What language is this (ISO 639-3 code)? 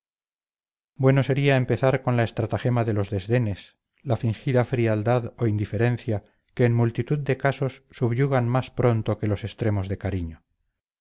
spa